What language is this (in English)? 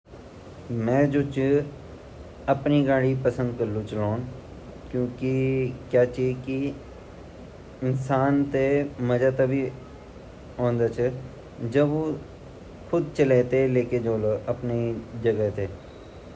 Garhwali